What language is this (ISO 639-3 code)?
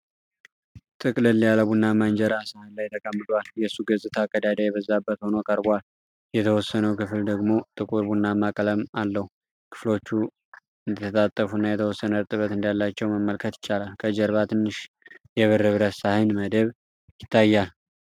amh